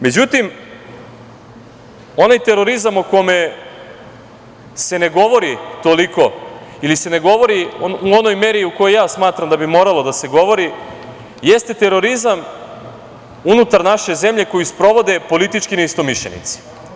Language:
Serbian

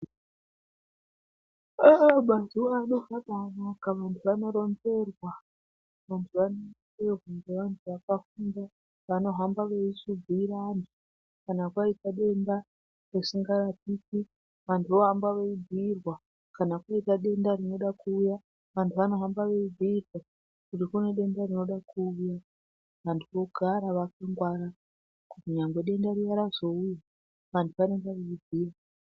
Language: Ndau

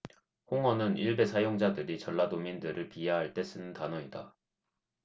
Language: Korean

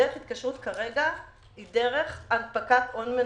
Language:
Hebrew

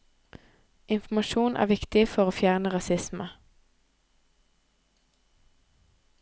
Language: Norwegian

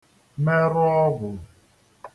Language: Igbo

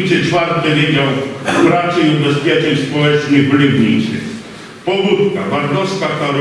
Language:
Polish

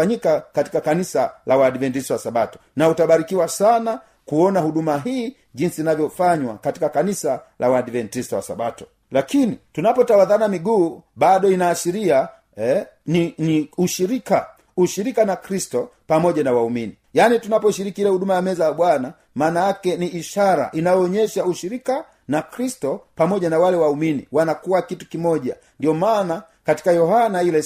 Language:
Swahili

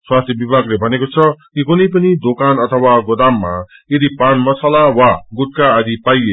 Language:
Nepali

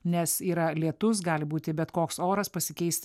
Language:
Lithuanian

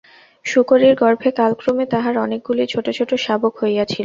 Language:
Bangla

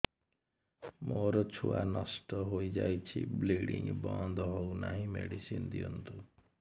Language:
Odia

